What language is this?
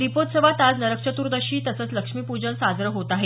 Marathi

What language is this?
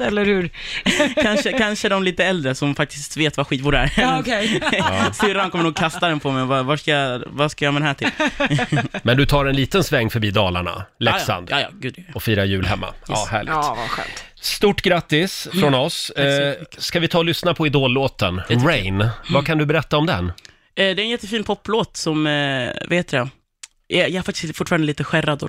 Swedish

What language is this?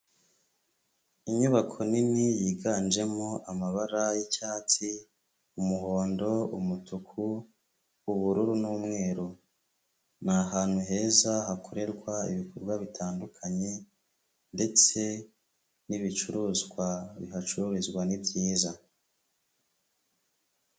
Kinyarwanda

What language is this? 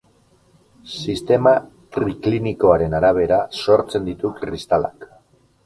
Basque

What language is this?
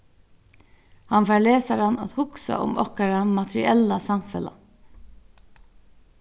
Faroese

